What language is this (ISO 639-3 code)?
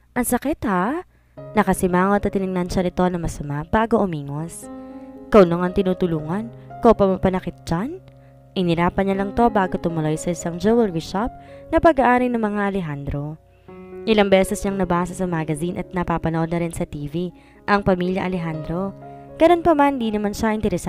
fil